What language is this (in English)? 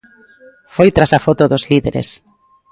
Galician